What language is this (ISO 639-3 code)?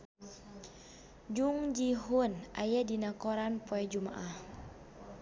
sun